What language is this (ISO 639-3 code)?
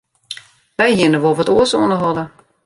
fry